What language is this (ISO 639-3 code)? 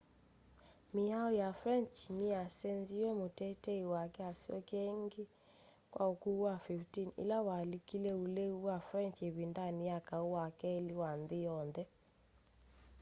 kam